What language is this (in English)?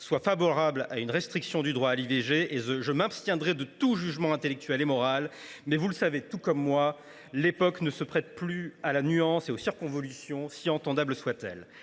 French